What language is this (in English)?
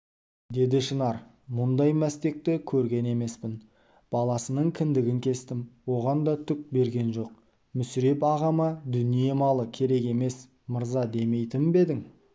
Kazakh